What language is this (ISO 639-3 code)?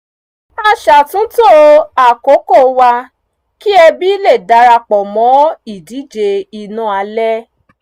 yor